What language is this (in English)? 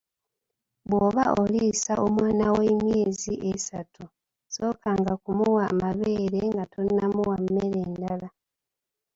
Ganda